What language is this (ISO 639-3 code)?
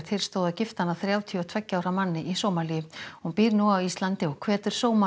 isl